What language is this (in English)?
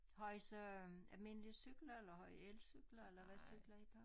Danish